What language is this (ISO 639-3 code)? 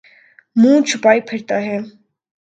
urd